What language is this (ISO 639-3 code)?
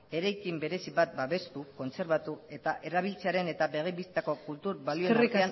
eus